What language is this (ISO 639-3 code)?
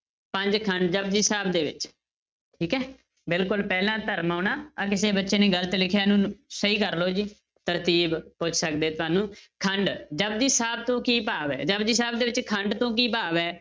pan